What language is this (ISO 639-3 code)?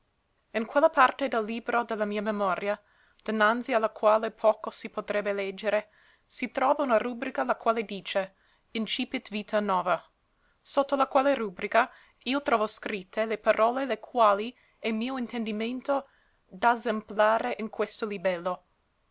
ita